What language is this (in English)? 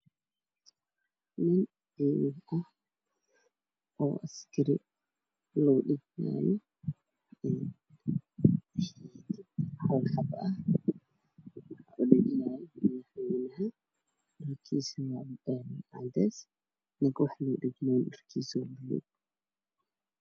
Somali